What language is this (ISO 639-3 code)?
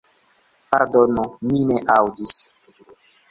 epo